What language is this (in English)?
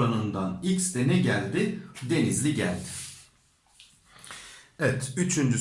Turkish